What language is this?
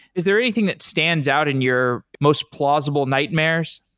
English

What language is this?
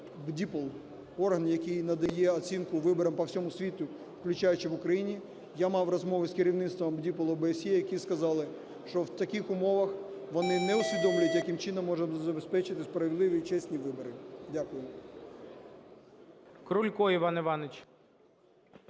Ukrainian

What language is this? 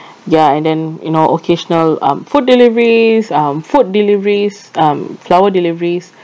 English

